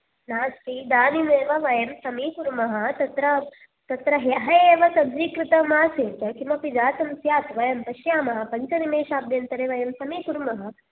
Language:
Sanskrit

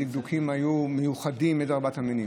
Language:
Hebrew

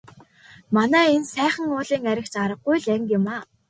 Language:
Mongolian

